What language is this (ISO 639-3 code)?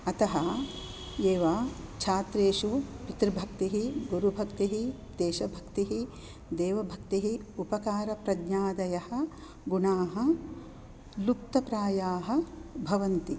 san